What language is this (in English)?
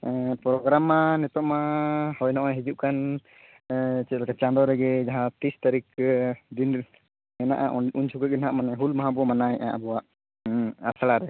Santali